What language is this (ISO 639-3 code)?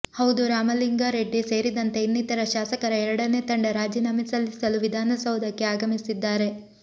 kan